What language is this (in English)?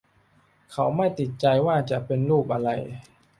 Thai